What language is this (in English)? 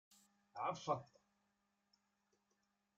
Kabyle